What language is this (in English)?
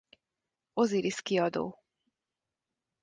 Hungarian